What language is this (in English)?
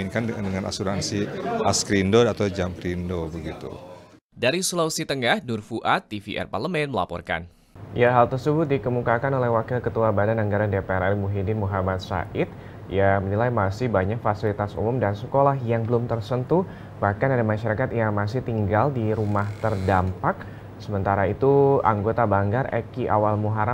Indonesian